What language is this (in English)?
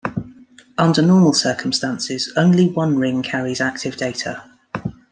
English